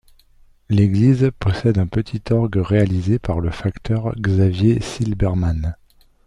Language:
French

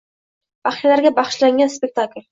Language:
Uzbek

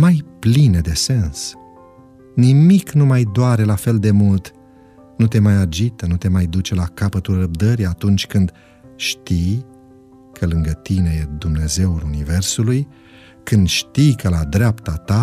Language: Romanian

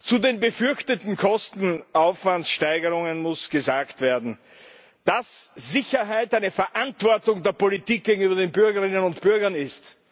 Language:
German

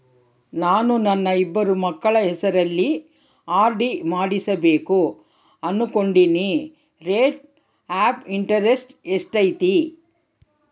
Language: Kannada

